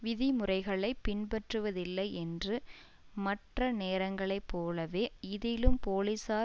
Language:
Tamil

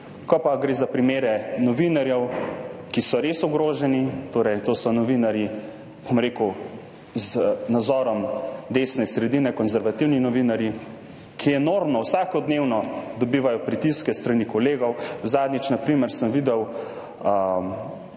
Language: Slovenian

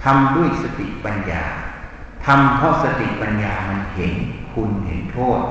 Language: Thai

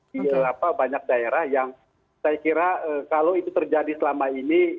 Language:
Indonesian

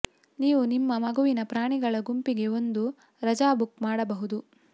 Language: Kannada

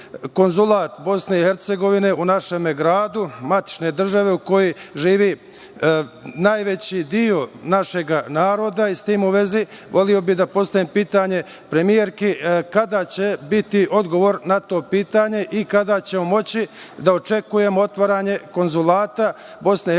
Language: Serbian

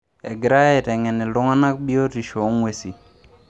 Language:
Masai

